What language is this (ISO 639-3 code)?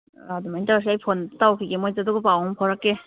mni